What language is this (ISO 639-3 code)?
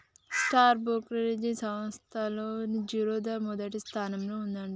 tel